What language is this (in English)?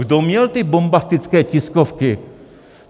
Czech